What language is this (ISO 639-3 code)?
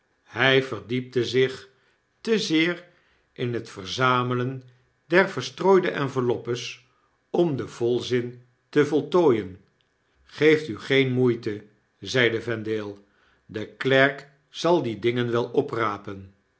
nld